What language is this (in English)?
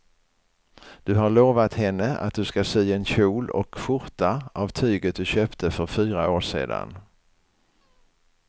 Swedish